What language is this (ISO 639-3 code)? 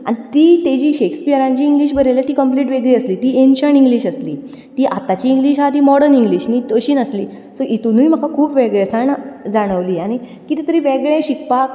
kok